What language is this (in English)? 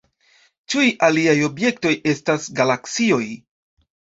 Esperanto